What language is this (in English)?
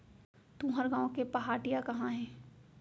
Chhattisgarhi